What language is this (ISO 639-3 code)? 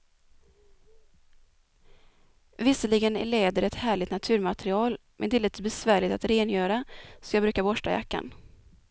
swe